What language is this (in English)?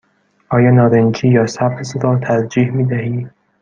Persian